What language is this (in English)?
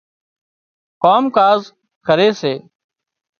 Wadiyara Koli